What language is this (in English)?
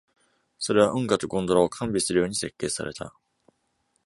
Japanese